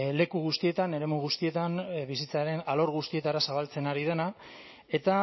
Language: Basque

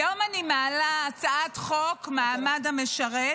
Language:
Hebrew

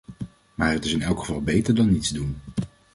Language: Dutch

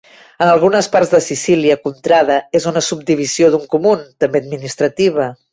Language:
Catalan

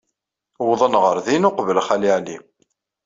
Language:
Kabyle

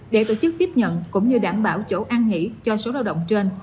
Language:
Vietnamese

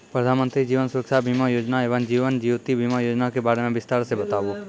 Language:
Maithili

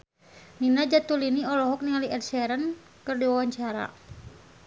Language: Sundanese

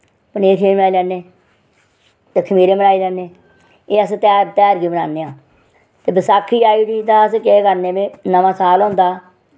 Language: Dogri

